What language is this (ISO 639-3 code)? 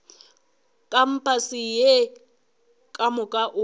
nso